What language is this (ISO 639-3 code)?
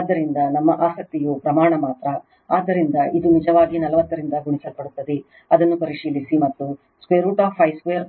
kan